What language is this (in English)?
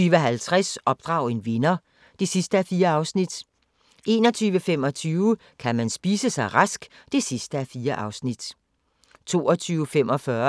Danish